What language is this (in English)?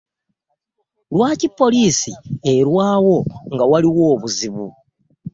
Ganda